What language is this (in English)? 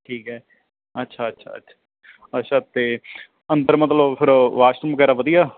Punjabi